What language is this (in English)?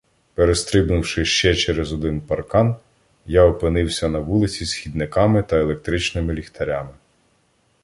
Ukrainian